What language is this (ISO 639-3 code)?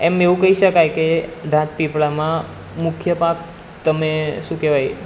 guj